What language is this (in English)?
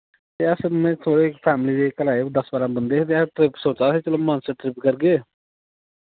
Dogri